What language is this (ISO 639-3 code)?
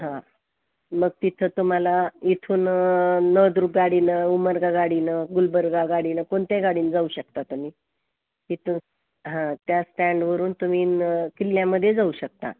mar